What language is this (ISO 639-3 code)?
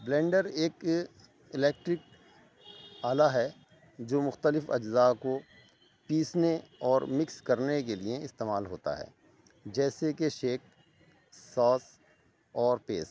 urd